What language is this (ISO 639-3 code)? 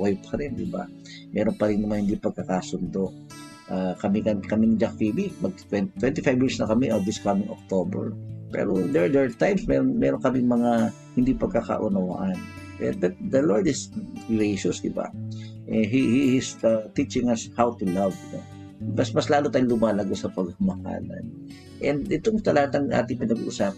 fil